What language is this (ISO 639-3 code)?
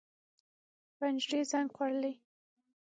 pus